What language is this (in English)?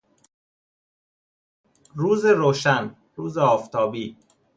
Persian